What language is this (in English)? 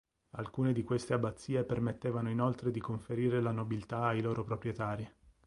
Italian